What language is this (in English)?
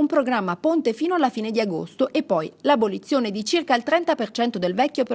Italian